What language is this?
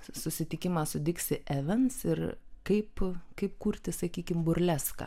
Lithuanian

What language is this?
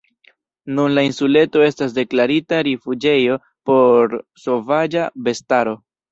Esperanto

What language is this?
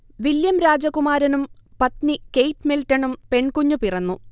Malayalam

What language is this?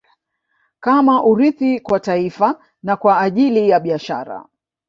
Swahili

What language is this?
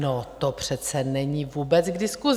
Czech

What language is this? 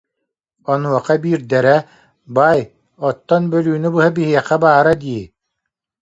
Yakut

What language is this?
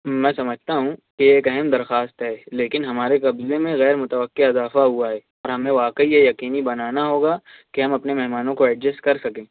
Urdu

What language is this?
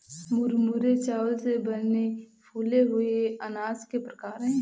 Hindi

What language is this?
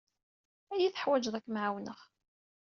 Kabyle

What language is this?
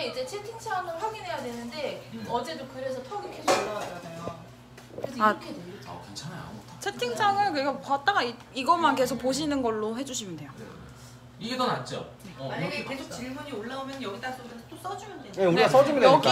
Korean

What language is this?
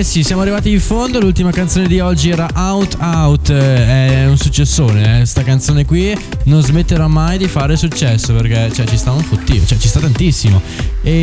Italian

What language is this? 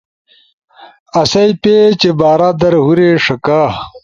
Ushojo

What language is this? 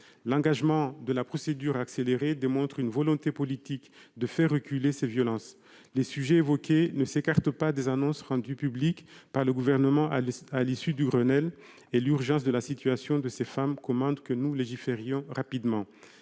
French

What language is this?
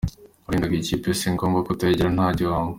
Kinyarwanda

